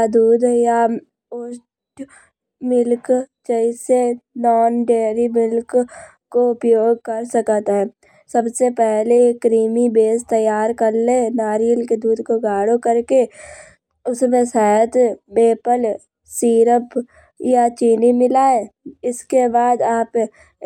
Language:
Kanauji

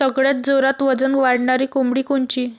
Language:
Marathi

